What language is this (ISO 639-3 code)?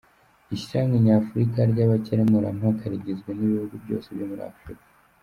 kin